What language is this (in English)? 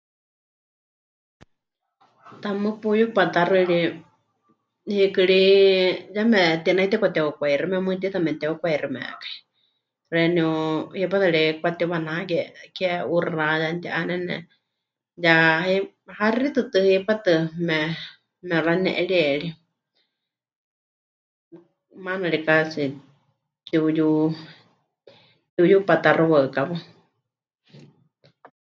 Huichol